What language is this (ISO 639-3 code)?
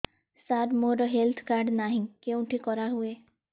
ori